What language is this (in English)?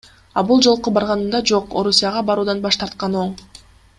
Kyrgyz